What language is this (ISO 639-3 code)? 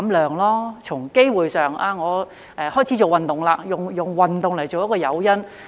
yue